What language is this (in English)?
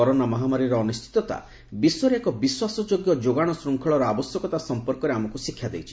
Odia